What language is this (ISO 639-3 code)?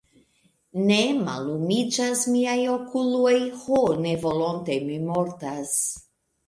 epo